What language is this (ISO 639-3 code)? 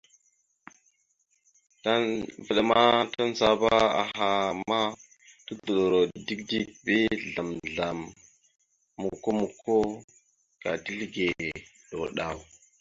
mxu